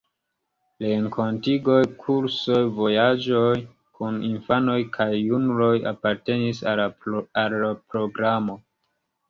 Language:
Esperanto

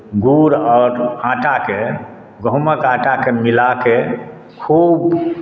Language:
Maithili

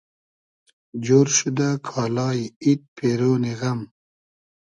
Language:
Hazaragi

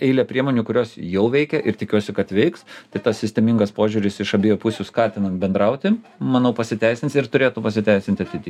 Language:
Lithuanian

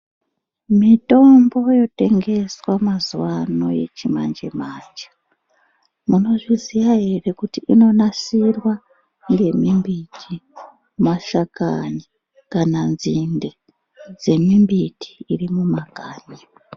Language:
Ndau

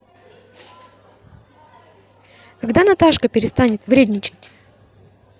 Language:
Russian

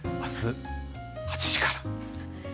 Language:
Japanese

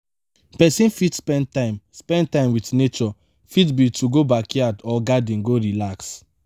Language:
Nigerian Pidgin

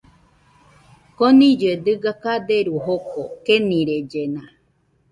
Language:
Nüpode Huitoto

